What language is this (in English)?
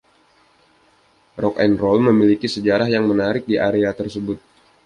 Indonesian